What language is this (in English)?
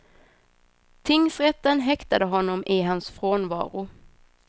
Swedish